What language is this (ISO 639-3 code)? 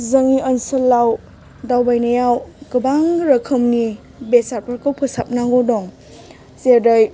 brx